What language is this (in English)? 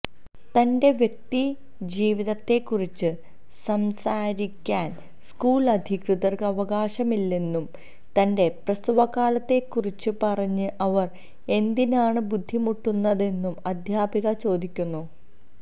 Malayalam